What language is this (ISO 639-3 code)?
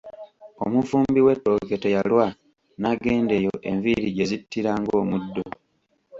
lug